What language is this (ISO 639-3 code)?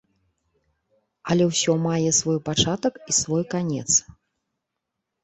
bel